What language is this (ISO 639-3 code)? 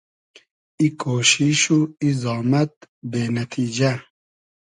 haz